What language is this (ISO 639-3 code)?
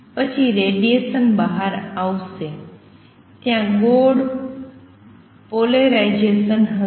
guj